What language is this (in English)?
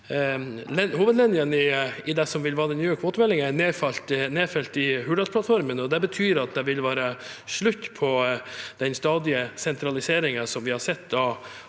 Norwegian